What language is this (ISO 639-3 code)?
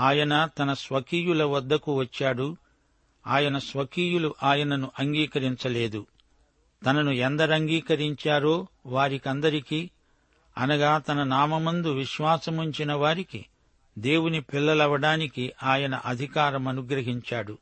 tel